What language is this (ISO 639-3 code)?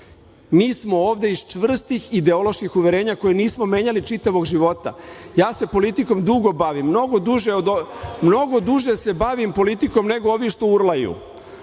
srp